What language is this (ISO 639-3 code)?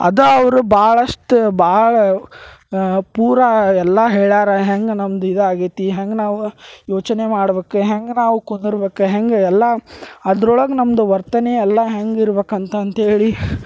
kan